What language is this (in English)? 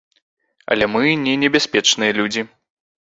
Belarusian